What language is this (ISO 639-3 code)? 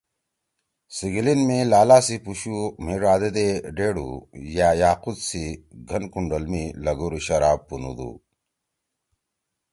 trw